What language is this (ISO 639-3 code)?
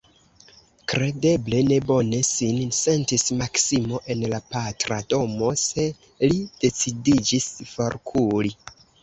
epo